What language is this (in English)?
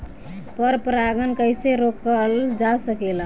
Bhojpuri